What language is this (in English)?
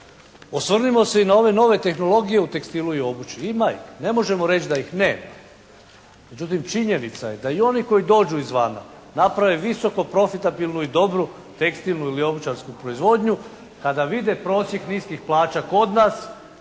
Croatian